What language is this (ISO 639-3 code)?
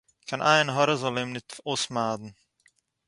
yid